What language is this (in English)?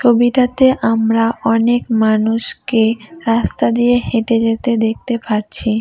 Bangla